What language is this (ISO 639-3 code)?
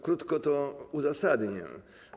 pol